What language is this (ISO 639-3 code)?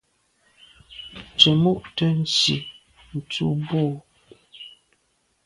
byv